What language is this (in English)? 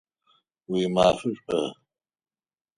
Adyghe